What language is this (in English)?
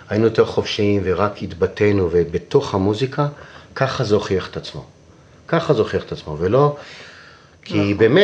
Hebrew